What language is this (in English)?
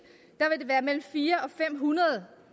Danish